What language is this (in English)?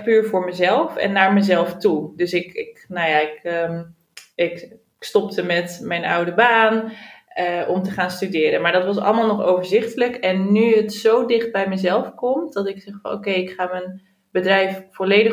Dutch